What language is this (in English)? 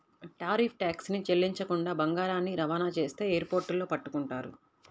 Telugu